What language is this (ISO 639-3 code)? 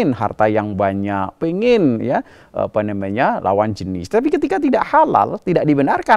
ind